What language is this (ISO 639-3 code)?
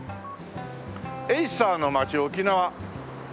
jpn